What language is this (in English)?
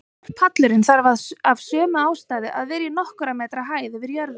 Icelandic